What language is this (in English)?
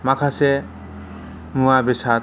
Bodo